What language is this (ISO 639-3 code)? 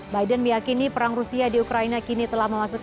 ind